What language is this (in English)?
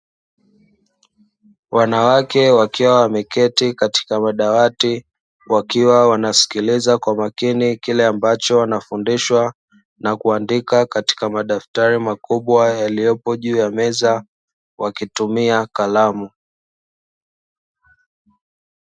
Swahili